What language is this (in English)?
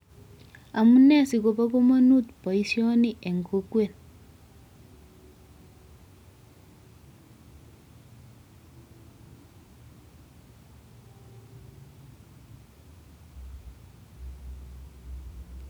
Kalenjin